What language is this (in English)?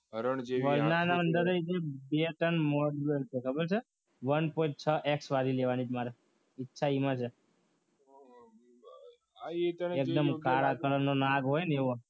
Gujarati